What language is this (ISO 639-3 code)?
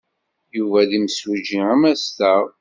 kab